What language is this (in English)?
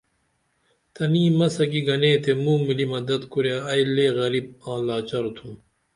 Dameli